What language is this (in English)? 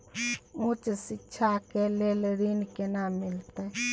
Maithili